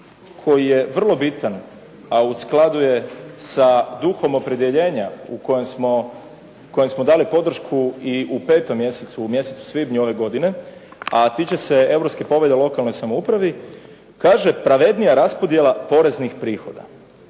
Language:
Croatian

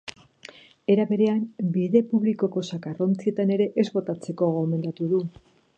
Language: Basque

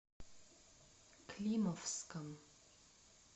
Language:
Russian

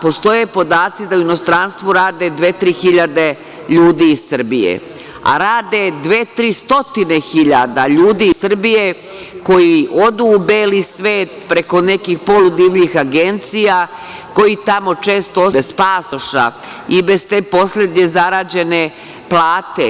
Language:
Serbian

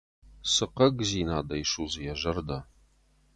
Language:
Ossetic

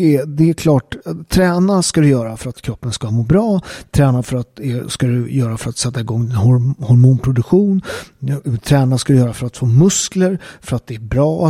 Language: Swedish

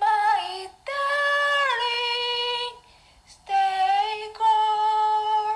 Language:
Japanese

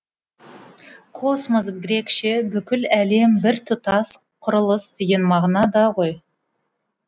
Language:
Kazakh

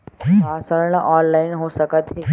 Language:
Chhattisgarhi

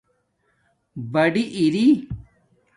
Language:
Domaaki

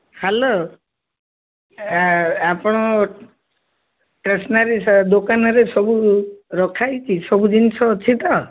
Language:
Odia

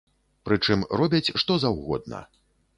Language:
Belarusian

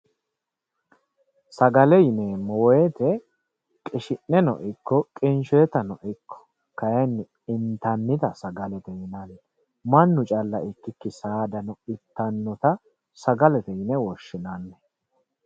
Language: Sidamo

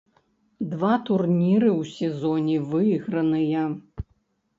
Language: Belarusian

